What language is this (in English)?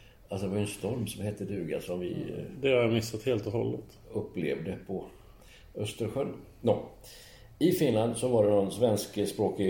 Swedish